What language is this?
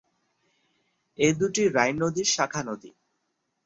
Bangla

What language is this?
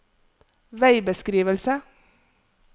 Norwegian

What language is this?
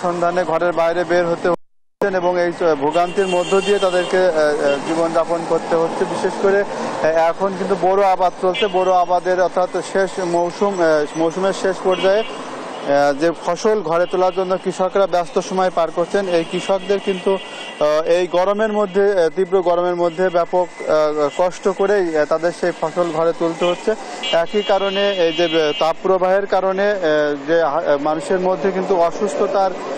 Bangla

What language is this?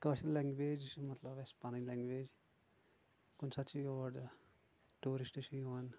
Kashmiri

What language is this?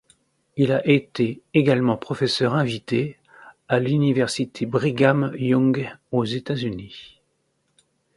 French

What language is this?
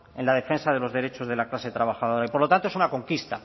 Spanish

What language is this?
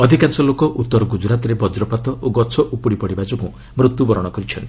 Odia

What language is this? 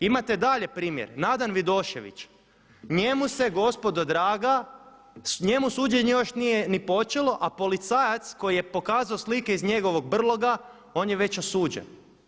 Croatian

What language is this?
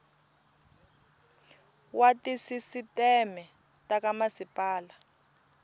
Tsonga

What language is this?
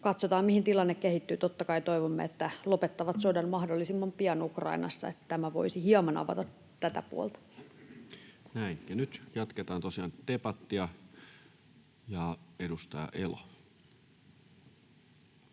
Finnish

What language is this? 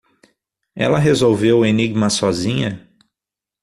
Portuguese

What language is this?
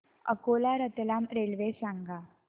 Marathi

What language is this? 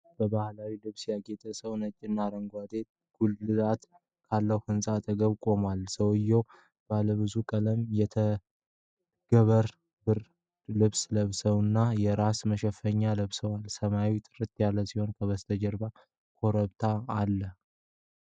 Amharic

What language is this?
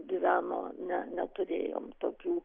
Lithuanian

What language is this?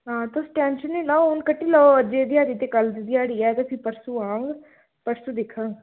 Dogri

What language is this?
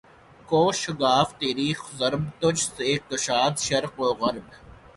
Urdu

